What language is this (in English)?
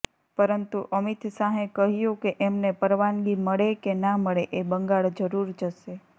Gujarati